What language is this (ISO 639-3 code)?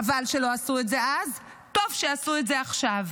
heb